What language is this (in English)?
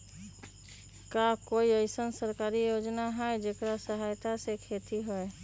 Magahi